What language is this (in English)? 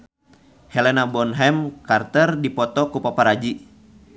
Sundanese